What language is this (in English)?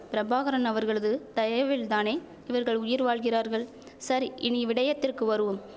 Tamil